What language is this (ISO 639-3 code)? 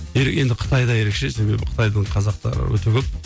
kaz